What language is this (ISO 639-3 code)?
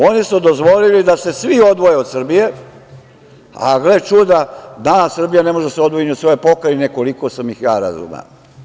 srp